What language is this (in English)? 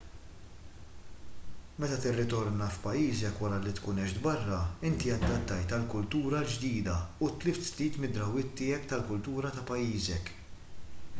Maltese